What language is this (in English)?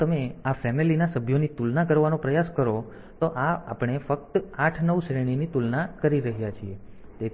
Gujarati